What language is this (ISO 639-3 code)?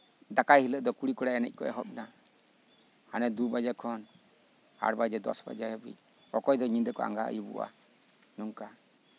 sat